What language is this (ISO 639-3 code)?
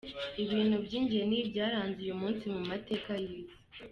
kin